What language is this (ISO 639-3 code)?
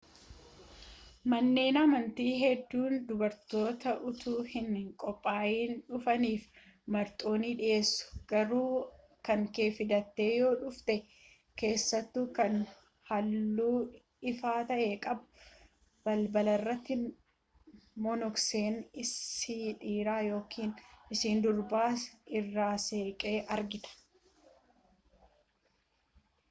orm